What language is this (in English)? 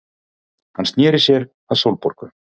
Icelandic